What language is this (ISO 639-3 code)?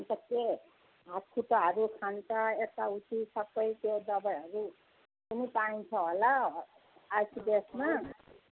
nep